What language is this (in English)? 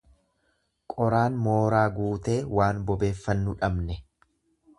Oromo